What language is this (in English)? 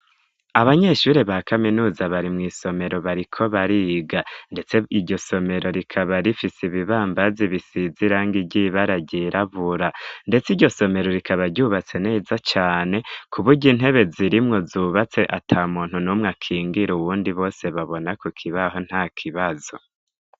Rundi